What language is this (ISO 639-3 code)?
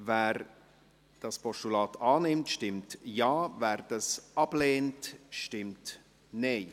gsw